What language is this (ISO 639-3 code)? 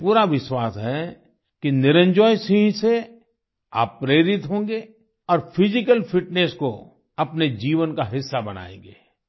hin